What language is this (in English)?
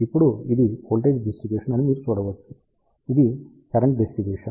Telugu